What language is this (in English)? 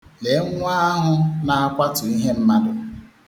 Igbo